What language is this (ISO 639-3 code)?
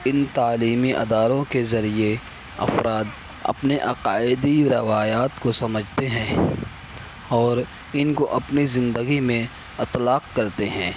urd